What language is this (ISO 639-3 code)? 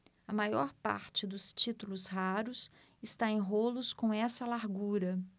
por